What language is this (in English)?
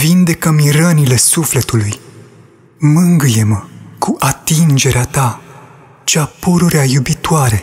Romanian